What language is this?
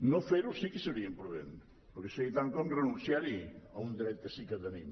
Catalan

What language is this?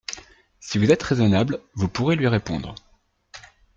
French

